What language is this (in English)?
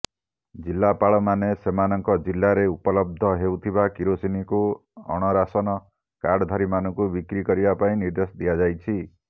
Odia